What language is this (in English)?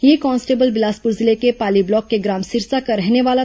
Hindi